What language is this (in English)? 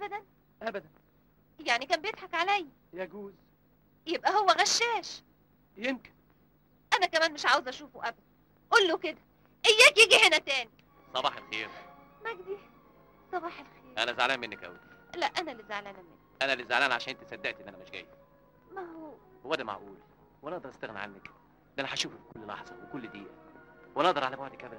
Arabic